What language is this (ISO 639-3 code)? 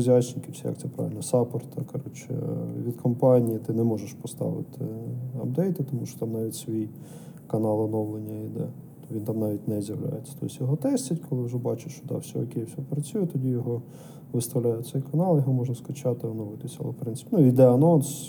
ukr